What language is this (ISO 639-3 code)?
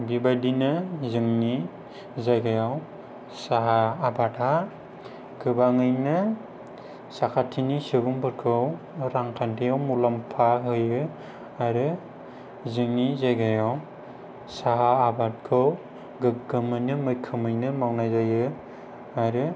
brx